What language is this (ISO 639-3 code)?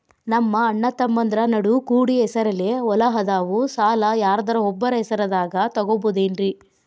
kan